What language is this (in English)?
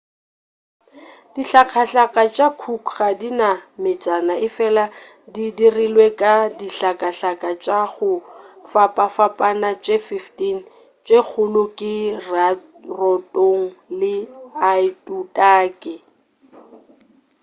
Northern Sotho